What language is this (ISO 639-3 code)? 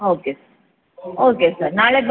kan